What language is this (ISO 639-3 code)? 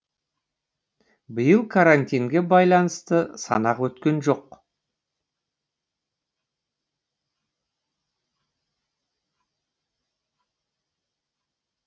kaz